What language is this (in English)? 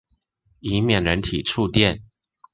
Chinese